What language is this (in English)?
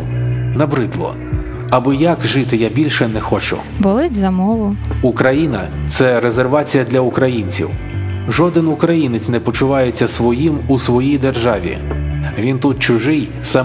Ukrainian